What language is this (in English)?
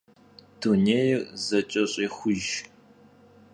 Kabardian